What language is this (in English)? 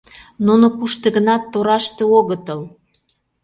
Mari